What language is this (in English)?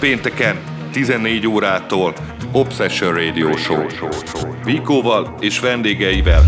Hungarian